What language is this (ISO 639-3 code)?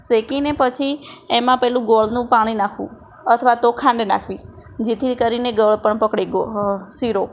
guj